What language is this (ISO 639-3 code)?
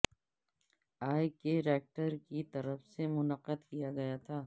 urd